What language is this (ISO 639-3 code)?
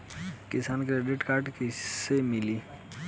bho